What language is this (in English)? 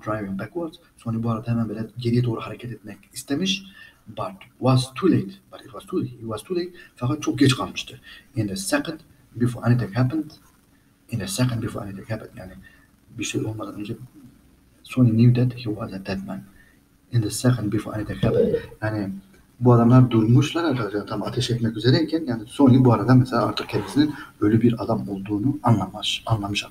Turkish